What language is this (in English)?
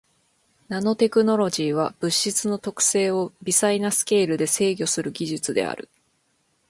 Japanese